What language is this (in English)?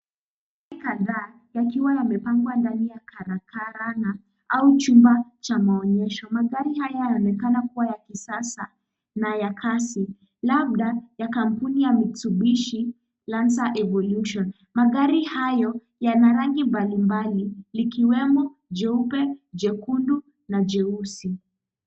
Swahili